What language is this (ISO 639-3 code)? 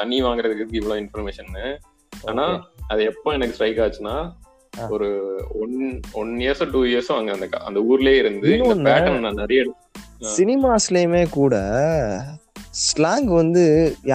tam